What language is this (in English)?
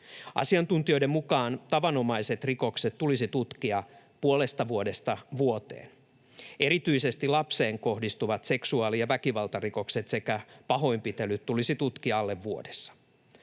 Finnish